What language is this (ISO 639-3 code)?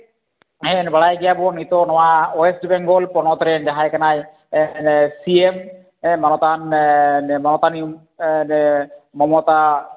sat